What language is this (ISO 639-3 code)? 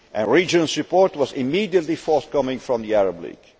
eng